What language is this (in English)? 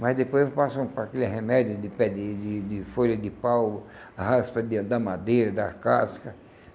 Portuguese